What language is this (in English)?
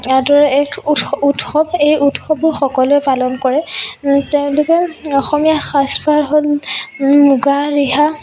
Assamese